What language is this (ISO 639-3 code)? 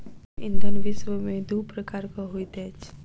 mai